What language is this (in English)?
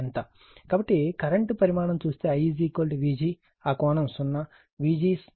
Telugu